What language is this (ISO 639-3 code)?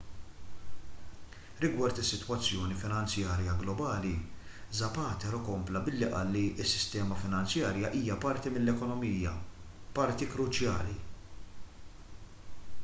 mlt